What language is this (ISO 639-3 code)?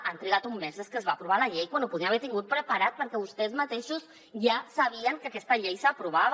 cat